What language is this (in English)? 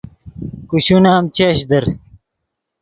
Yidgha